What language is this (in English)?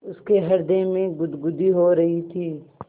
Hindi